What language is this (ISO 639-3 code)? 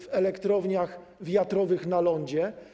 pol